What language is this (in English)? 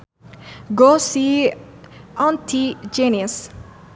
Sundanese